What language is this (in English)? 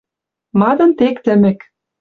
Western Mari